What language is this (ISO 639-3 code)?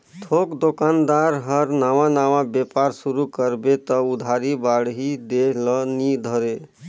hne